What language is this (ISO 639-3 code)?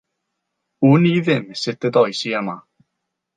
cym